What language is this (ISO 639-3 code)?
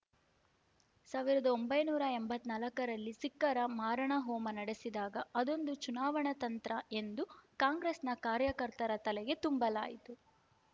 kan